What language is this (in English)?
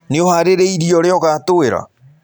Kikuyu